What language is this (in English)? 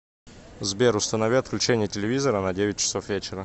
Russian